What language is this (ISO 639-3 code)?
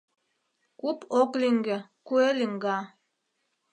chm